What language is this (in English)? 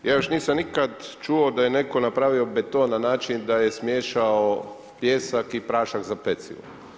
Croatian